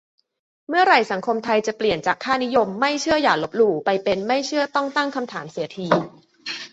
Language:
Thai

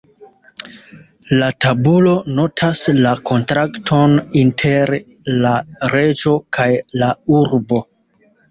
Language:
Esperanto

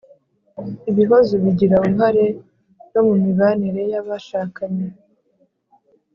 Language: Kinyarwanda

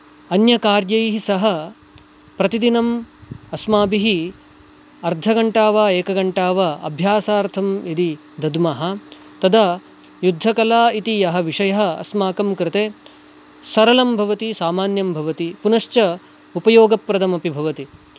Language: Sanskrit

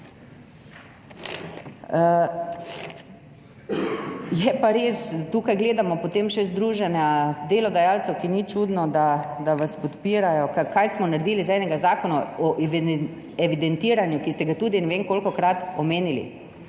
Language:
Slovenian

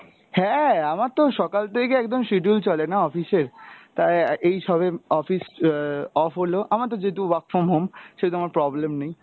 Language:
Bangla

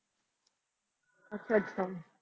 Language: Punjabi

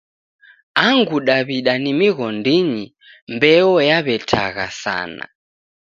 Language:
Taita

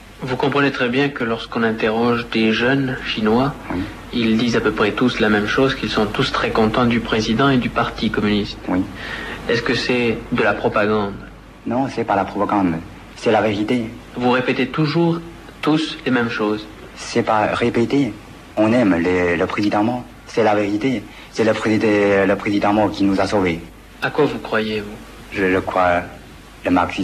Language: French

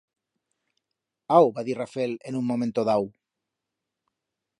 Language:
Aragonese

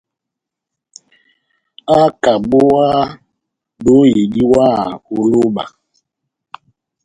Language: Batanga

